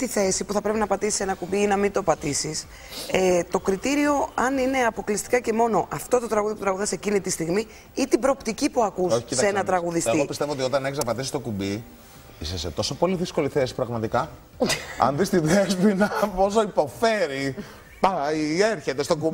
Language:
Greek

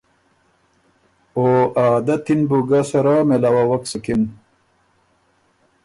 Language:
Ormuri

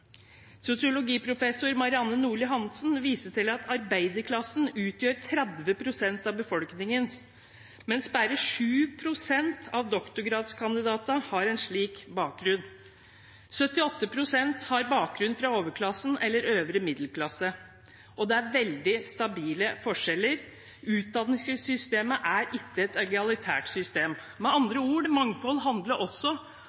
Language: Norwegian Bokmål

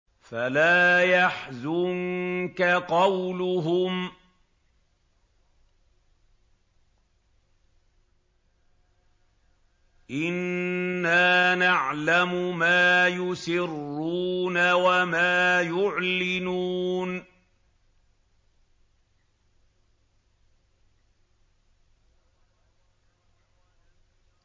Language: Arabic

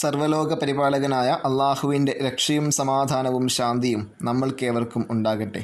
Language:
Malayalam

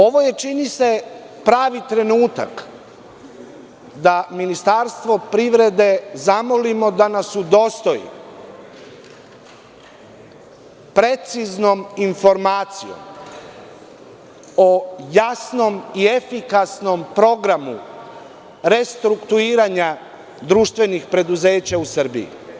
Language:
Serbian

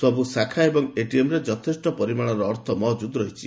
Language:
Odia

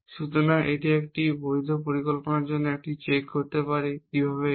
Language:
Bangla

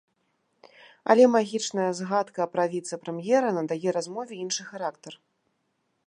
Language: Belarusian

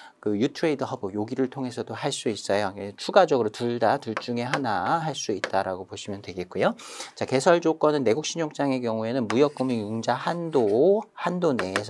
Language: Korean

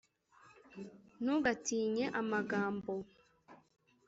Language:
Kinyarwanda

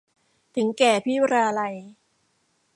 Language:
Thai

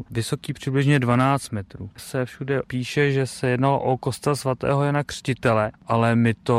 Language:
Czech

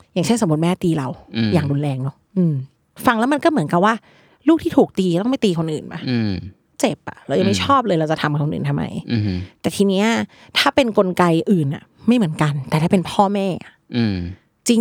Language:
Thai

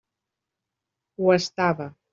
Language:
Catalan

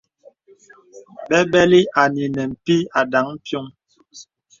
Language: Bebele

